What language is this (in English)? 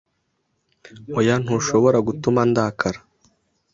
Kinyarwanda